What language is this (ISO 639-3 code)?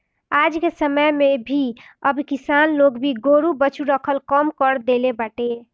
bho